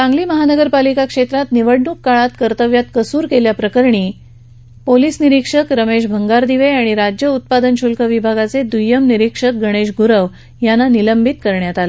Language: Marathi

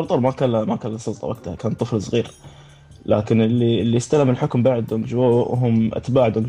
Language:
Arabic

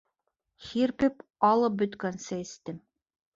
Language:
Bashkir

